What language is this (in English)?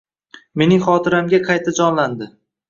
Uzbek